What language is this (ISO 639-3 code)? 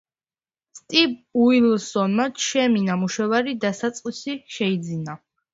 kat